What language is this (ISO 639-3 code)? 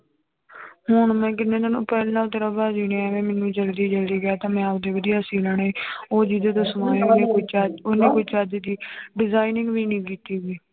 pan